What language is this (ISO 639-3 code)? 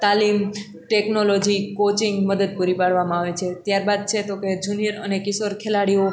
guj